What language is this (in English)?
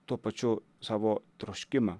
Lithuanian